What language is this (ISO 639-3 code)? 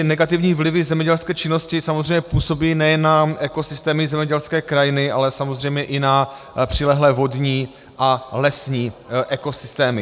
ces